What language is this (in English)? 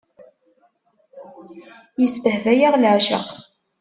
Kabyle